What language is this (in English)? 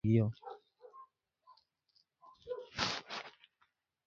Khowar